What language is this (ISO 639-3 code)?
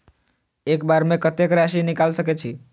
mai